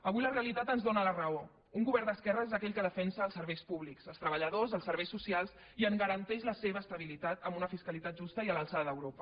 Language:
Catalan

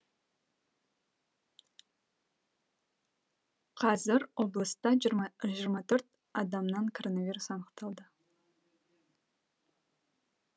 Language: Kazakh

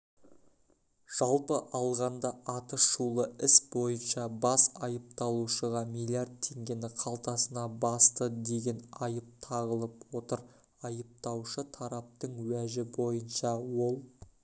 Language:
Kazakh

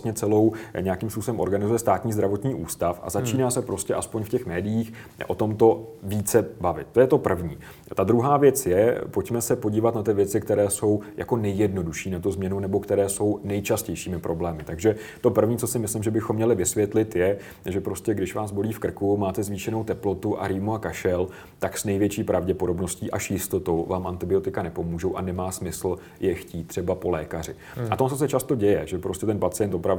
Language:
Czech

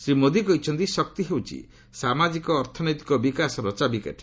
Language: Odia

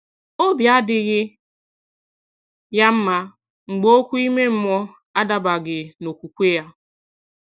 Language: Igbo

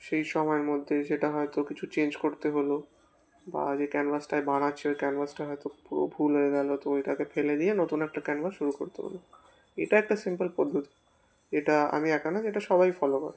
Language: Bangla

